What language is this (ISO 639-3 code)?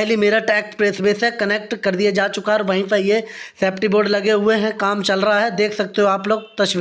hin